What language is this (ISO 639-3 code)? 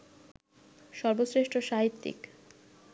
ben